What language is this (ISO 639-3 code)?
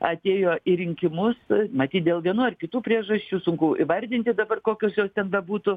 lit